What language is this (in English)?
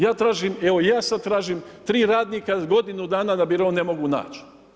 Croatian